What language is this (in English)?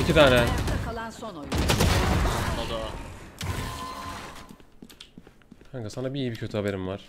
Turkish